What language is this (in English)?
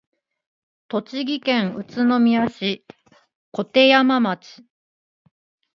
Japanese